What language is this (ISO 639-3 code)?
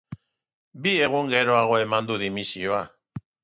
eus